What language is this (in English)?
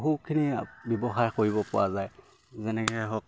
Assamese